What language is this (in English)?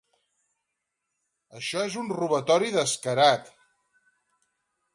Catalan